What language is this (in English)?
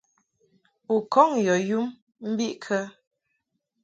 Mungaka